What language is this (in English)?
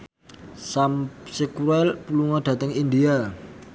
Javanese